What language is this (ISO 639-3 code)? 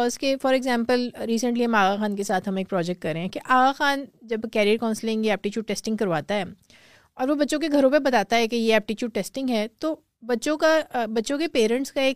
urd